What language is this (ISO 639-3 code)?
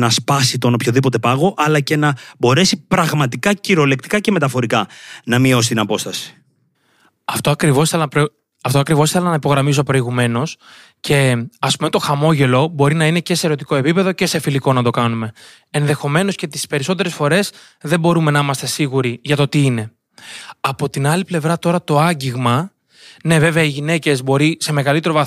ell